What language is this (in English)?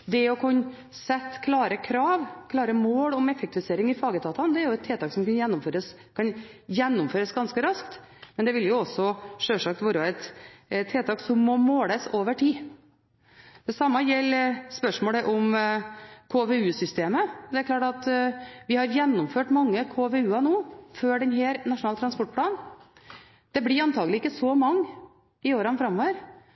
Norwegian Bokmål